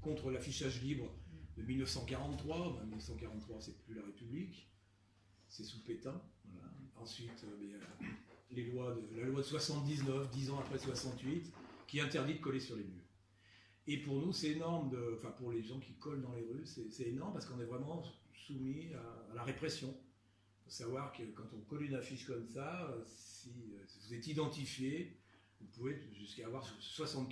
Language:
French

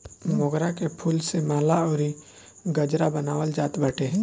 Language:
Bhojpuri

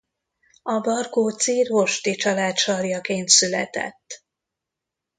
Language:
Hungarian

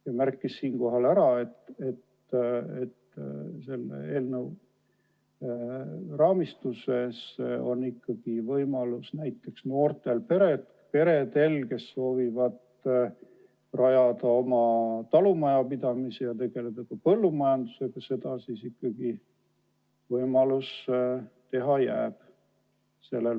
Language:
Estonian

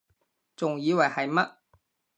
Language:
Cantonese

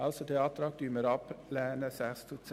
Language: Swiss German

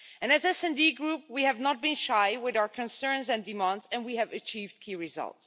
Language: English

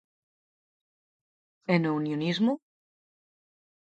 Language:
Galician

